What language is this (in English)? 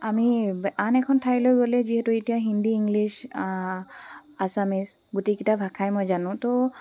Assamese